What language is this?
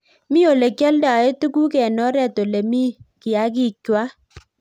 Kalenjin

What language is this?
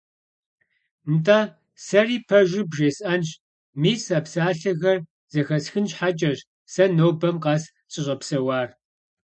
Kabardian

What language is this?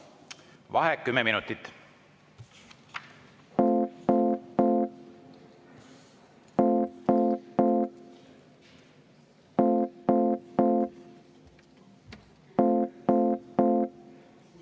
Estonian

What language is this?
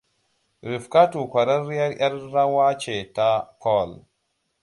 Hausa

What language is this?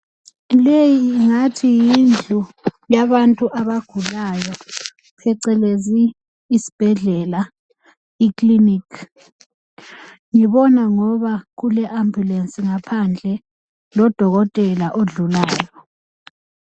North Ndebele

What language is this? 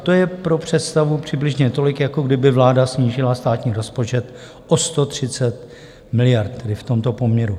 Czech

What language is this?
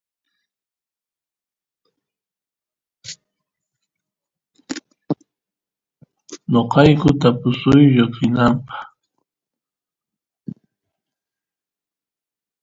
Santiago del Estero Quichua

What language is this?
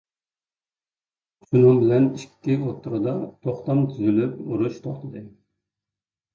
Uyghur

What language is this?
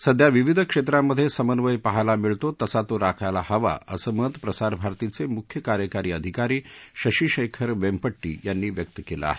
Marathi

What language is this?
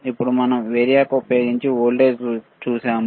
Telugu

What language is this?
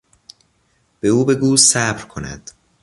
Persian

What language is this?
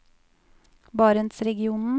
Norwegian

